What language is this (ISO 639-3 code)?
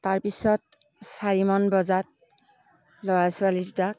asm